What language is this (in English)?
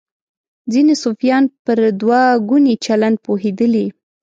Pashto